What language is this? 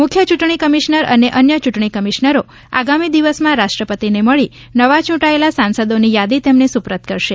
Gujarati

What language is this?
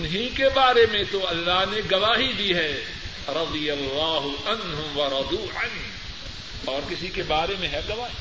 Urdu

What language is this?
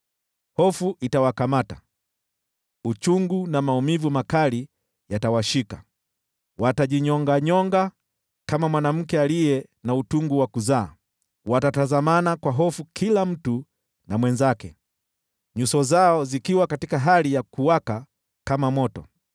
Swahili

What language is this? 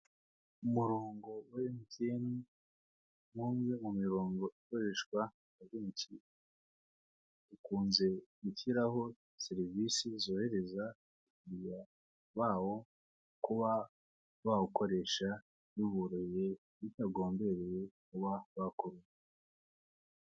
Kinyarwanda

